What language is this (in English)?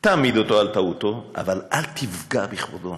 Hebrew